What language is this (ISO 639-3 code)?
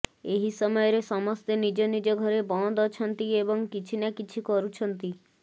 ori